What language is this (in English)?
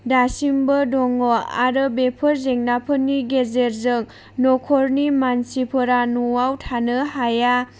Bodo